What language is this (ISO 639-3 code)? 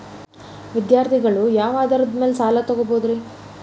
kan